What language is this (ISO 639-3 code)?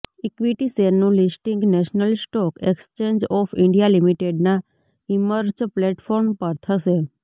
guj